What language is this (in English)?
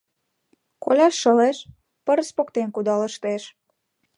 Mari